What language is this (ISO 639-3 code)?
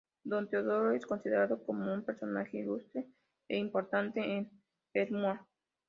spa